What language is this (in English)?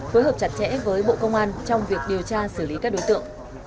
Vietnamese